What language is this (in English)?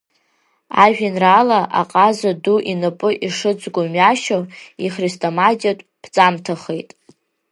Abkhazian